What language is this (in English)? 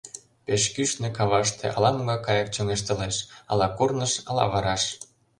Mari